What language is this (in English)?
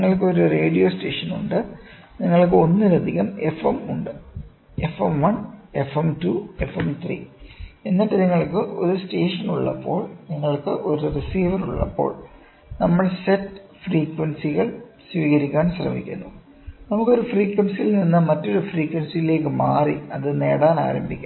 Malayalam